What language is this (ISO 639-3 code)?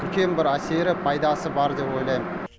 kaz